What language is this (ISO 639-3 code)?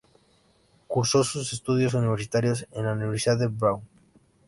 spa